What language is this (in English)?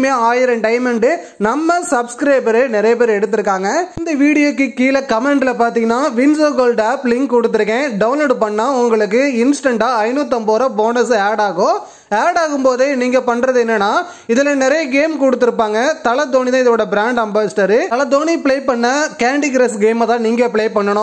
Tamil